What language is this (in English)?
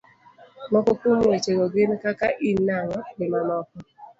Luo (Kenya and Tanzania)